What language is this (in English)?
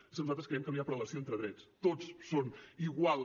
Catalan